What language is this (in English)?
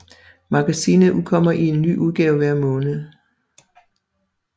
Danish